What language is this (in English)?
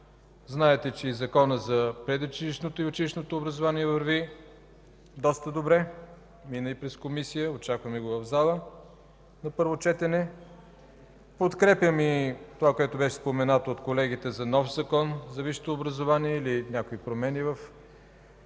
Bulgarian